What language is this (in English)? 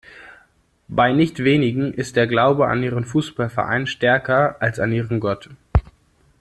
German